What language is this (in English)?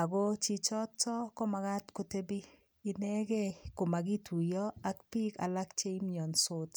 Kalenjin